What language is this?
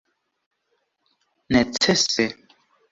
Esperanto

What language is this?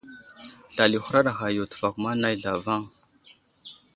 Wuzlam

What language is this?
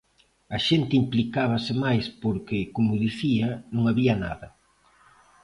Galician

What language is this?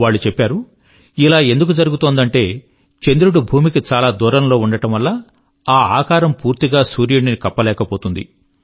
Telugu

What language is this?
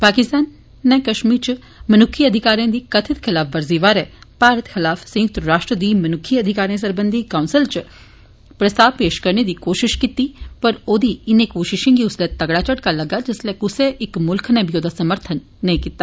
Dogri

